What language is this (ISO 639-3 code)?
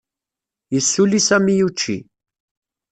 kab